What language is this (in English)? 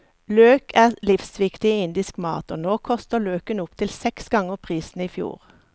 Norwegian